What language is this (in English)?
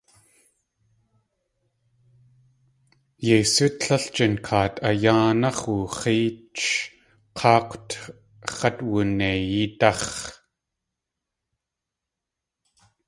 Tlingit